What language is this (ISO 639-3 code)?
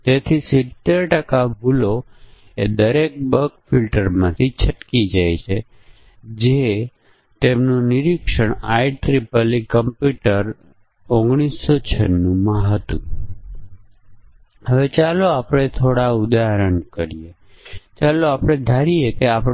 guj